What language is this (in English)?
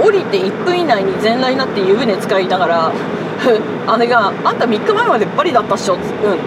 Japanese